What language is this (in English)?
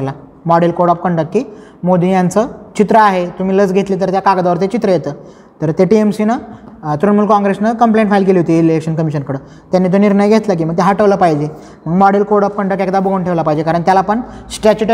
Marathi